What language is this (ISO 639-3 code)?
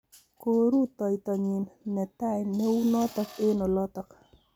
kln